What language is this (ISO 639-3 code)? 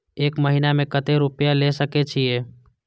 mai